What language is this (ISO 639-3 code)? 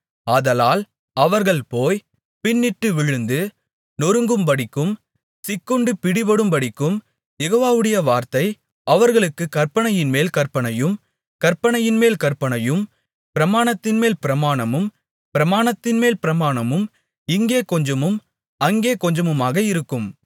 tam